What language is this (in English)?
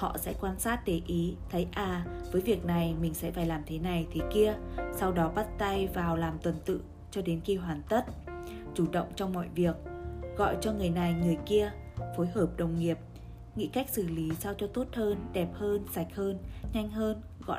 Vietnamese